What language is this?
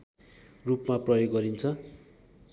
Nepali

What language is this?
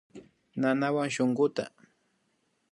Imbabura Highland Quichua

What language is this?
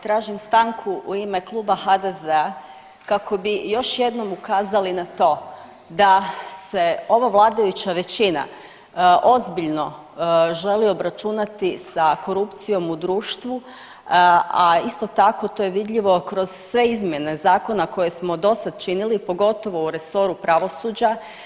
Croatian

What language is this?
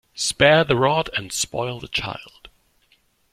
English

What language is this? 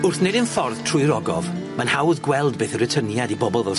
Welsh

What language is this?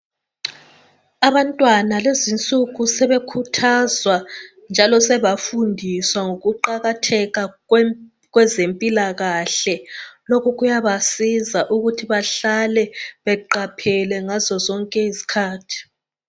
North Ndebele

